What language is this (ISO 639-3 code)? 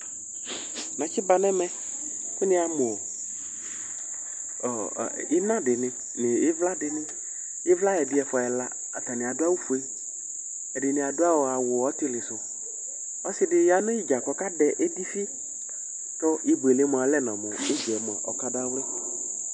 kpo